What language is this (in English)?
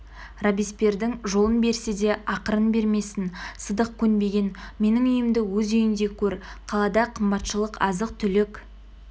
Kazakh